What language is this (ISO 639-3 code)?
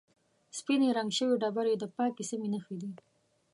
pus